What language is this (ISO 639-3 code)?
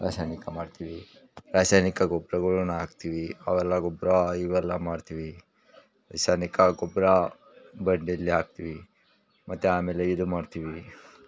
kan